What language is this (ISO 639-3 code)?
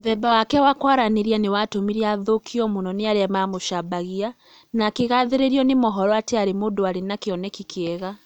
kik